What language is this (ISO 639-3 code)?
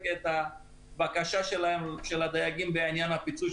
heb